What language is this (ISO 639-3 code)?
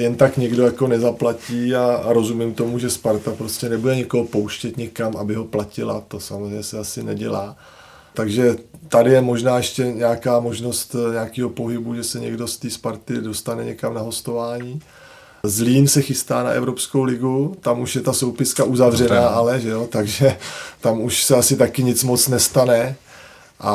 ces